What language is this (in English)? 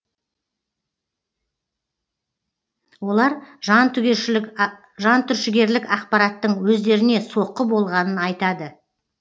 Kazakh